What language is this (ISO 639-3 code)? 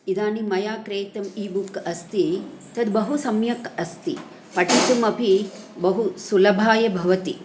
san